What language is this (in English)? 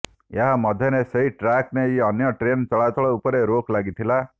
Odia